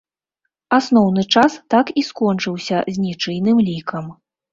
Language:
Belarusian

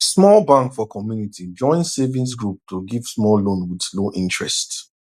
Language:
Nigerian Pidgin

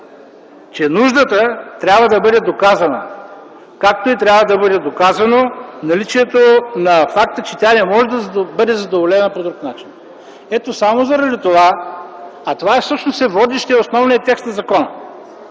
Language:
Bulgarian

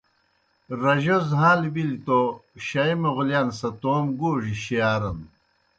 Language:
Kohistani Shina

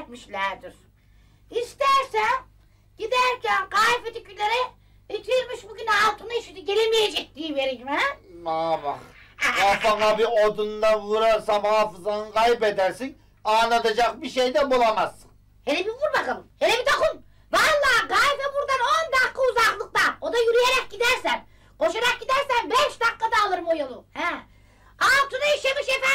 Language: Turkish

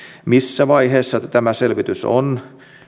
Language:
Finnish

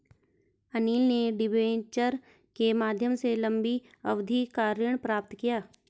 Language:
Hindi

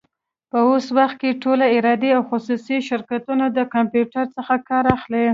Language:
Pashto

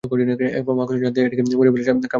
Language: Bangla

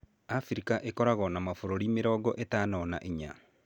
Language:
Kikuyu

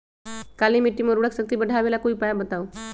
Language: Magahi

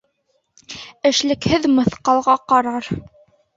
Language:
Bashkir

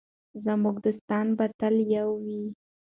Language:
Pashto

